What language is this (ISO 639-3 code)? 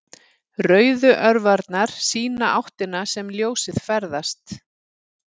isl